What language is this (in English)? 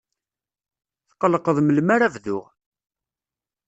Kabyle